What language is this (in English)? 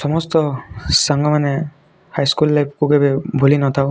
Odia